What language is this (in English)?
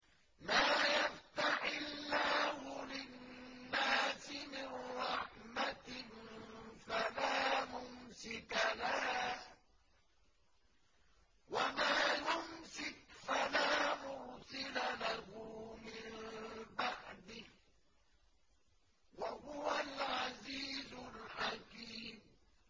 Arabic